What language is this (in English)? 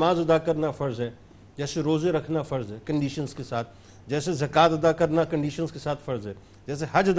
Urdu